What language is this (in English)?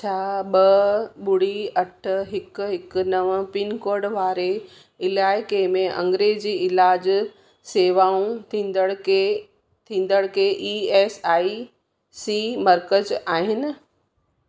Sindhi